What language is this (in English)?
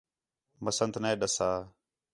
Khetrani